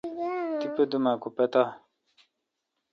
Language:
Kalkoti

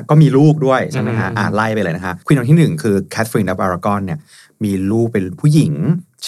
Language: Thai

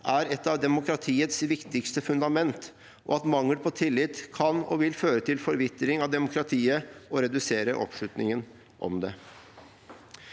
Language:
Norwegian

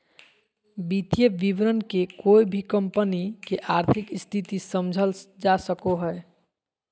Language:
Magahi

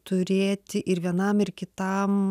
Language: Lithuanian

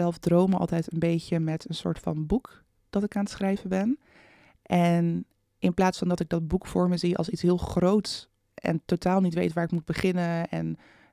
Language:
Dutch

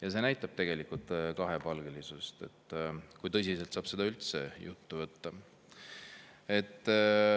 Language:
Estonian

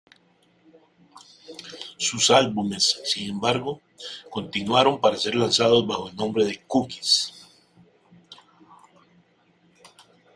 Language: Spanish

